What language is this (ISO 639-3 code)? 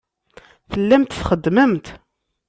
kab